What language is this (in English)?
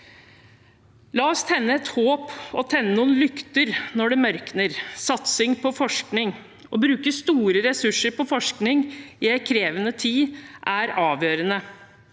Norwegian